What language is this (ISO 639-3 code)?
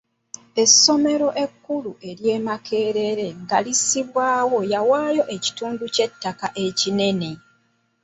lug